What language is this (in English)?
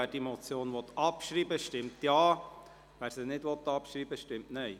Swiss German